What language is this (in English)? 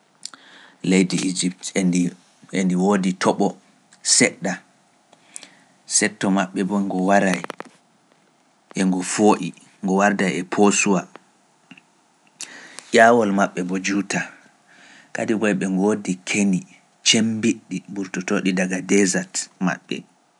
Pular